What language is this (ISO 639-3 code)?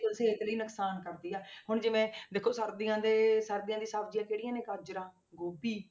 pan